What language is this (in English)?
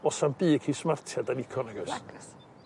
Welsh